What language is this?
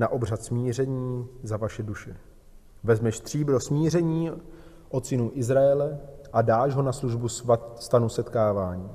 Czech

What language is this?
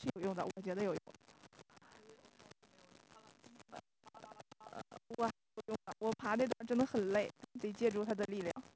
Chinese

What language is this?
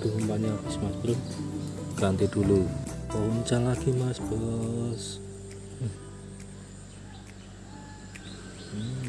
Indonesian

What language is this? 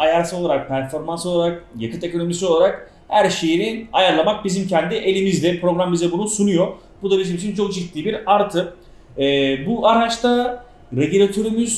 Turkish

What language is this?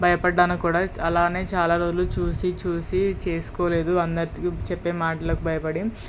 Telugu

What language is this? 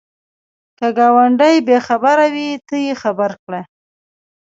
Pashto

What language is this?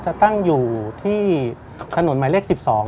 Thai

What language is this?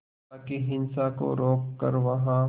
Hindi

